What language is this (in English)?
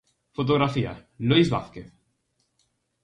Galician